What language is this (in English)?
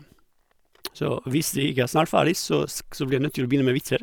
Norwegian